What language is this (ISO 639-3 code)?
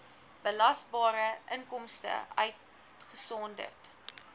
afr